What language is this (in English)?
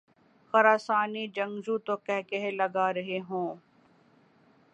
Urdu